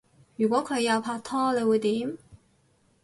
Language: Cantonese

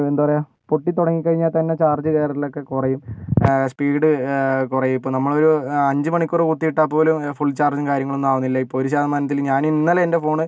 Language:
Malayalam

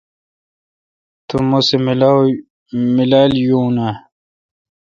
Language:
Kalkoti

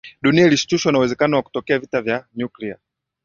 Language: Swahili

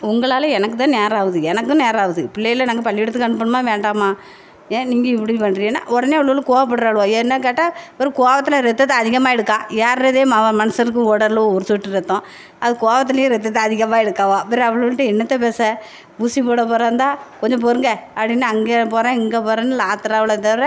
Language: Tamil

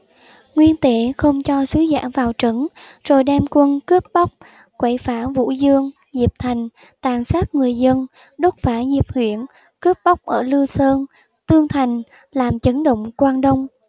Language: Vietnamese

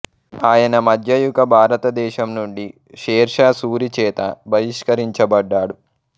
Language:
Telugu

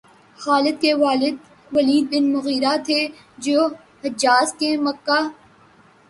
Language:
Urdu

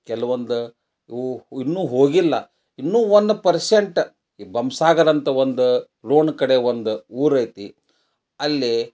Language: Kannada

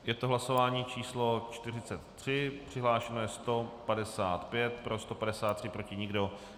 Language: Czech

